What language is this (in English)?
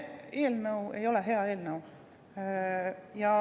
Estonian